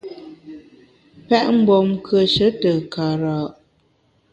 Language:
Bamun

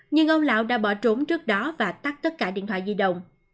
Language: Vietnamese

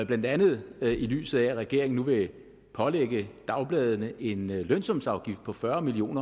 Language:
Danish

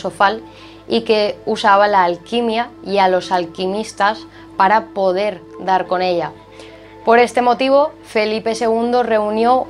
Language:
Spanish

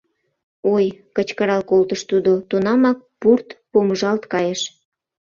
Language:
Mari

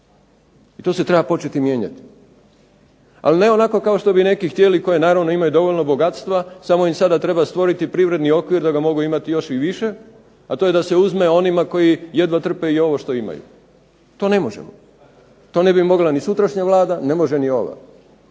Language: Croatian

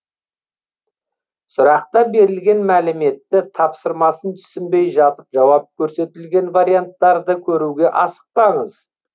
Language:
Kazakh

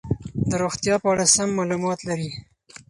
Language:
Pashto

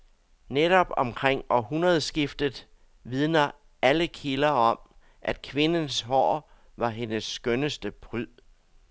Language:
Danish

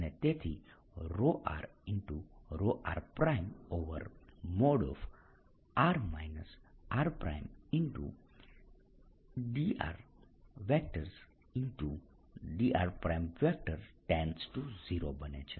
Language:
Gujarati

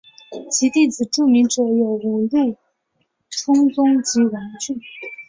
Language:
Chinese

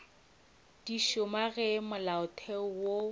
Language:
Northern Sotho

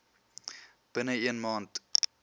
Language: Afrikaans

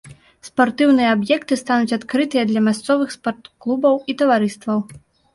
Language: Belarusian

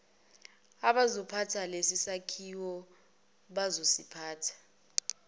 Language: Zulu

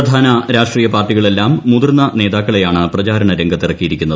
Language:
Malayalam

